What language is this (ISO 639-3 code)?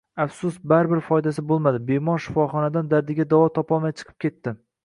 uzb